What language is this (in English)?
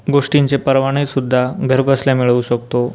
Marathi